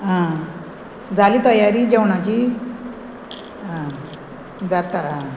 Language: Konkani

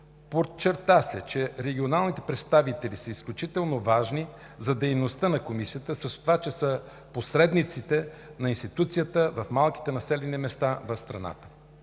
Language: Bulgarian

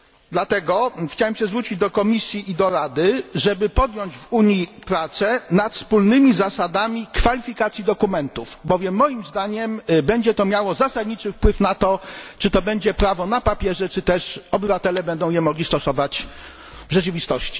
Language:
Polish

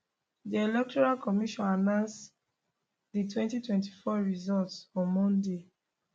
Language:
Nigerian Pidgin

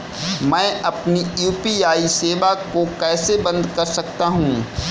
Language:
Hindi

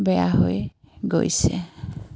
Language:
Assamese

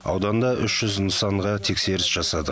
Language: Kazakh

